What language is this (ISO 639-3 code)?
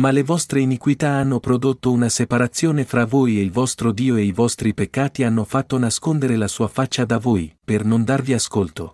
ita